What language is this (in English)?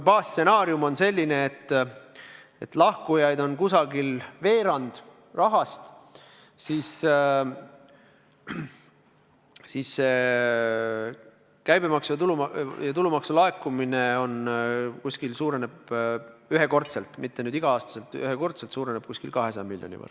Estonian